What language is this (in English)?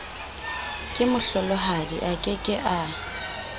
Southern Sotho